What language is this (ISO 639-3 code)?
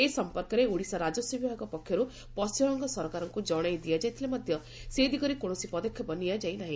ori